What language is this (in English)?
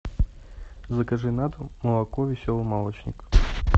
Russian